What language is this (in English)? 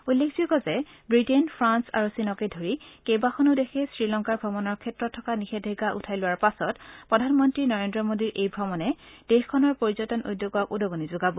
Assamese